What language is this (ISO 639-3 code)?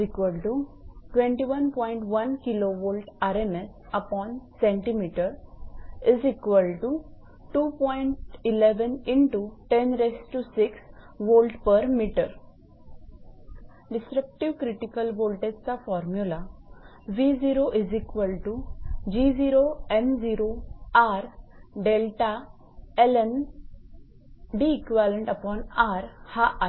mar